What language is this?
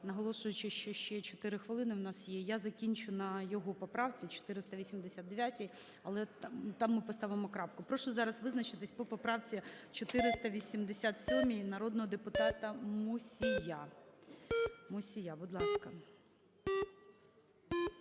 Ukrainian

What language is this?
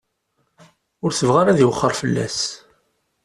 Kabyle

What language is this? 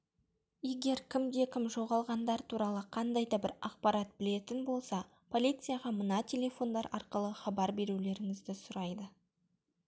Kazakh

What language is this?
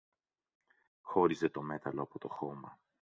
Greek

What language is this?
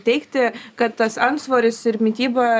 Lithuanian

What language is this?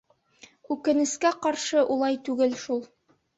Bashkir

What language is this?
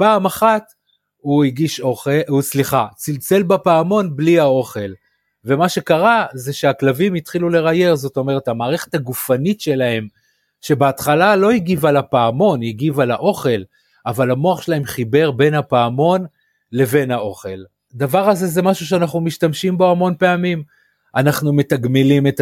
Hebrew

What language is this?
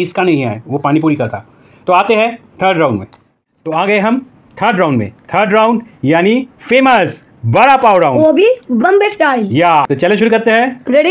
Hindi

